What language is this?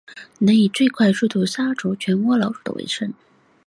Chinese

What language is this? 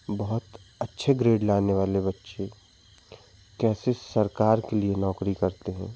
Hindi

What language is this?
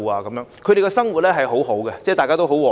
Cantonese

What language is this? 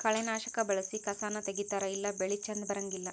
Kannada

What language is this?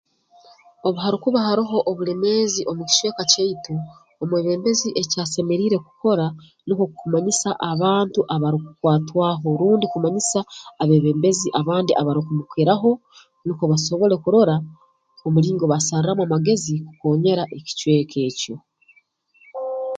Tooro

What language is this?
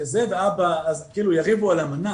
Hebrew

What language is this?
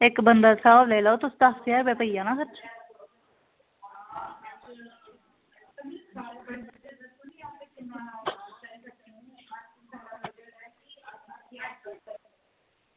Dogri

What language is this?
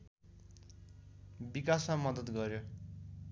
Nepali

